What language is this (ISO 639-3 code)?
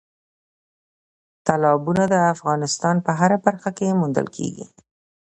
pus